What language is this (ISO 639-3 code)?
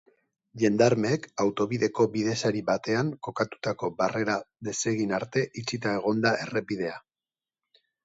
eus